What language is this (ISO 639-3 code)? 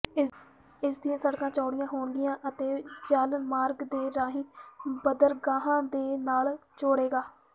pan